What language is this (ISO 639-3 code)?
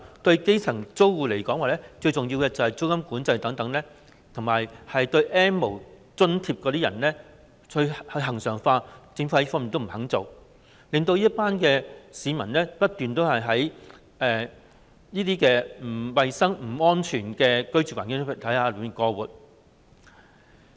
yue